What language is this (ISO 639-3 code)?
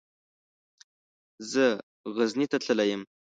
pus